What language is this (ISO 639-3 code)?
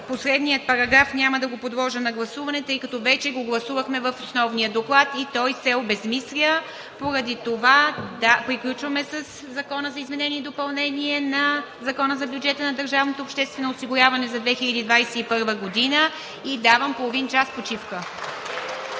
bul